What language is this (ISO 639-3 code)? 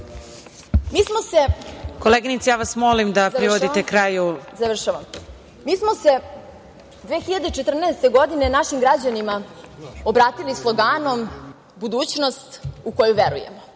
srp